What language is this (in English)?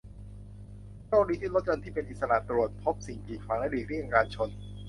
Thai